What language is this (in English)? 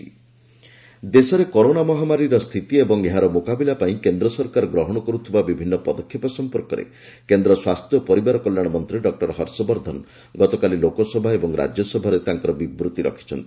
Odia